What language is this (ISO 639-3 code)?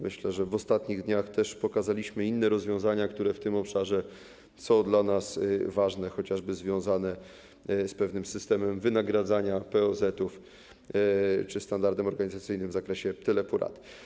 pol